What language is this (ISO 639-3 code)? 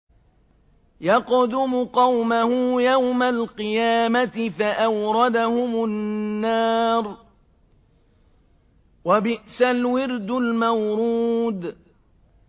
ara